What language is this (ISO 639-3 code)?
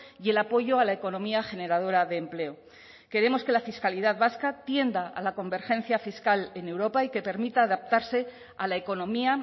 spa